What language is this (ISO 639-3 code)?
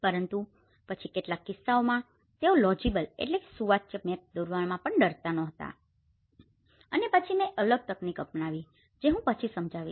guj